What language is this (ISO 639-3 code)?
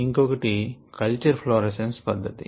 tel